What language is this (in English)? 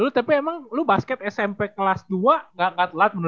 Indonesian